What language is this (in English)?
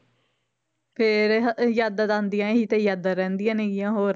Punjabi